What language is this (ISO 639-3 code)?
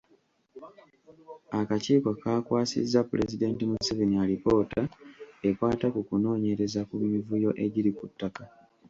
lug